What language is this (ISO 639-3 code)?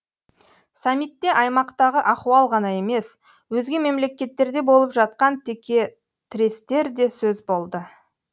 kaz